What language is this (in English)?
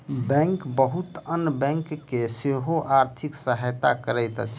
Maithili